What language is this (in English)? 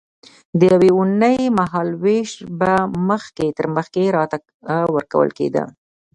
Pashto